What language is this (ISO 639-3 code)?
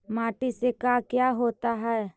mag